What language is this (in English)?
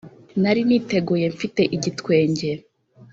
Kinyarwanda